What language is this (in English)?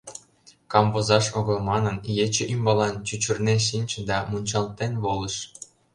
Mari